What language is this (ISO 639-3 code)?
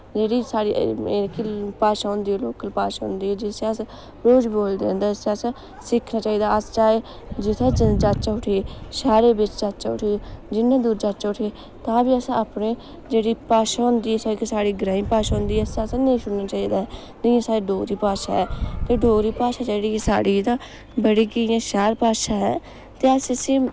doi